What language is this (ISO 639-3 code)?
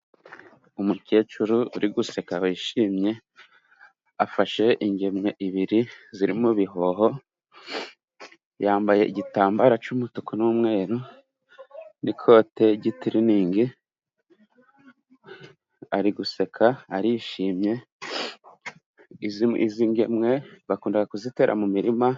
kin